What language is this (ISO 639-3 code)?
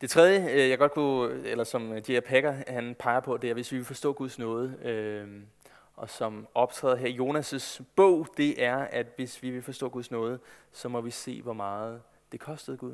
dan